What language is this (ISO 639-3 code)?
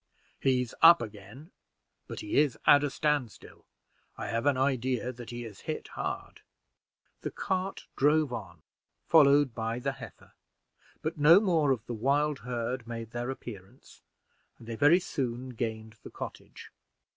eng